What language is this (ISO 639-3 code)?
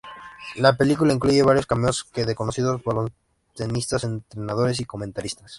spa